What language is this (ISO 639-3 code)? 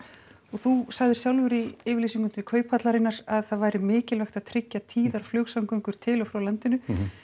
isl